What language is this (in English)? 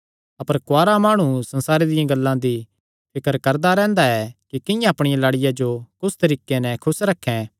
Kangri